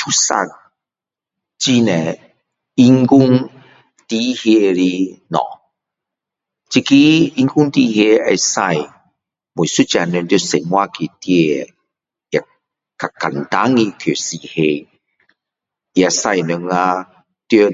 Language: Min Dong Chinese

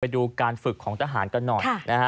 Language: Thai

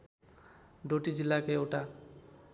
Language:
Nepali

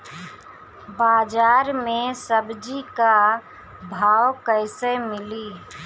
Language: Bhojpuri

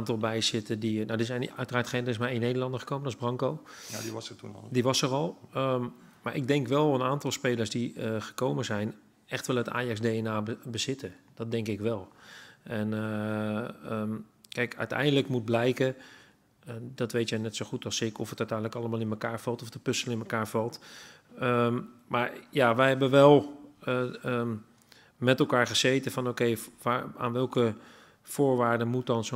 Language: Dutch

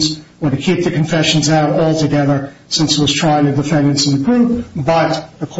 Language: English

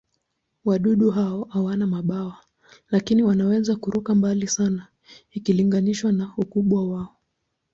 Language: Swahili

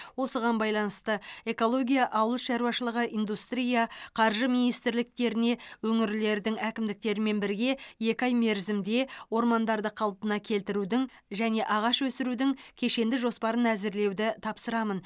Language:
Kazakh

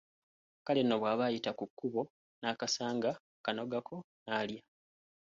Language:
Ganda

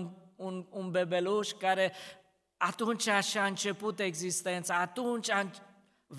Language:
Romanian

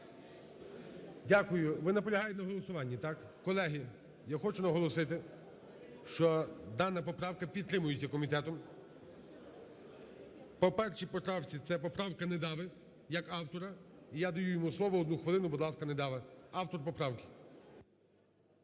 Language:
Ukrainian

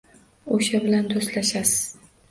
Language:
Uzbek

